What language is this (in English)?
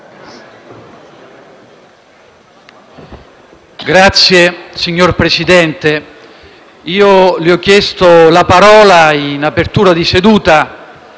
Italian